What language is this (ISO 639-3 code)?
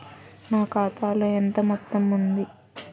tel